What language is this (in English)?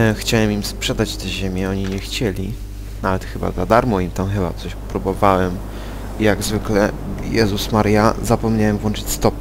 Polish